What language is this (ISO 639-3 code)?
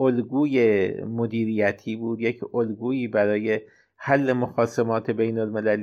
fas